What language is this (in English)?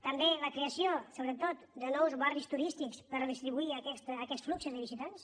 Catalan